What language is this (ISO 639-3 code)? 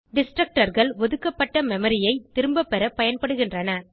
tam